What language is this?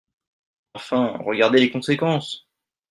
French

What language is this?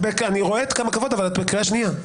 Hebrew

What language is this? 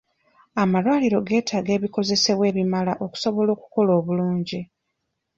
Ganda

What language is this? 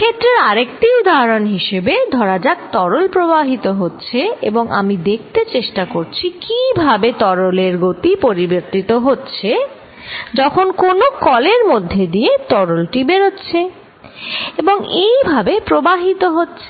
Bangla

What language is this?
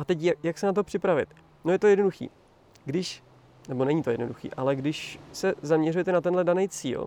Czech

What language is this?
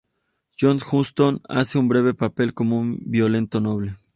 Spanish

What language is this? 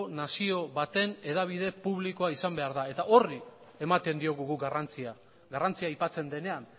Basque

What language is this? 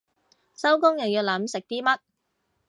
Cantonese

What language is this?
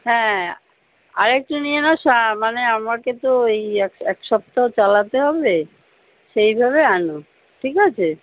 Bangla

